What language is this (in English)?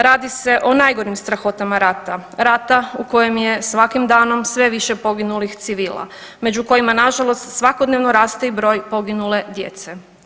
Croatian